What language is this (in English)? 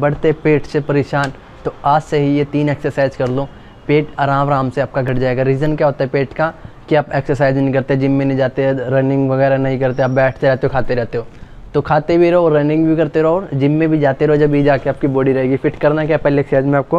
Hindi